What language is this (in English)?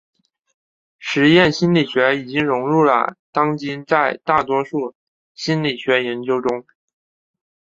Chinese